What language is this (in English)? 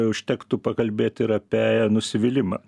Lithuanian